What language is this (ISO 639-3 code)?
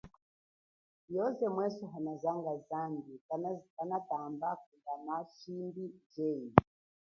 cjk